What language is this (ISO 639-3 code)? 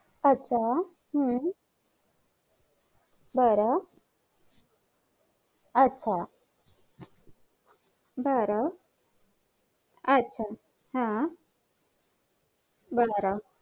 mar